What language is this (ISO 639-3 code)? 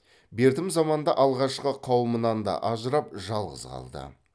kaz